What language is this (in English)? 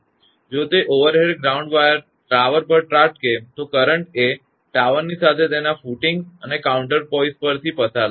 Gujarati